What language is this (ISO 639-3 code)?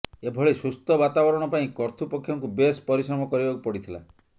ori